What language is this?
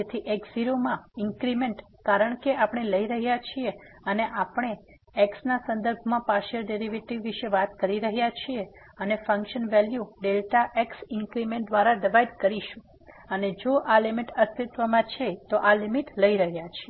Gujarati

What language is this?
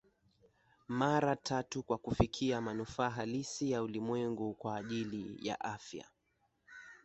Swahili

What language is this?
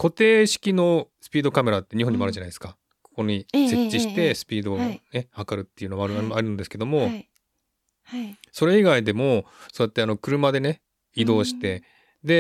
Japanese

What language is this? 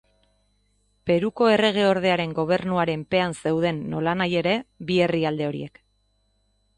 Basque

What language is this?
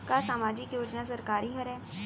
Chhattisgarhi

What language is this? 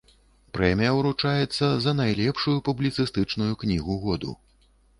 Belarusian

